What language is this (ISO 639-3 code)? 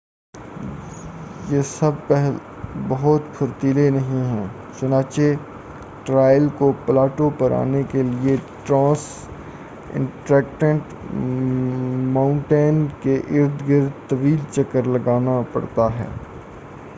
urd